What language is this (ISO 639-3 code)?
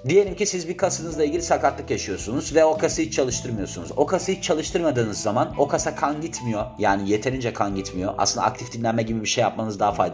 tur